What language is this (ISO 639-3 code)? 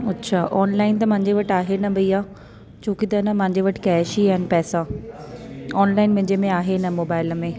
snd